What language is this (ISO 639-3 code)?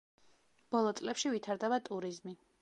kat